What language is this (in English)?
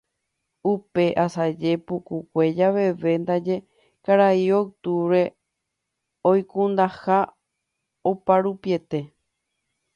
Guarani